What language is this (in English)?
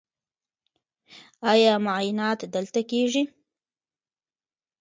Pashto